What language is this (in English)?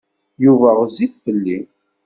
Kabyle